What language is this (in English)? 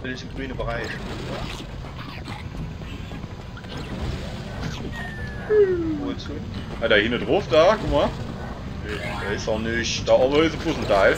German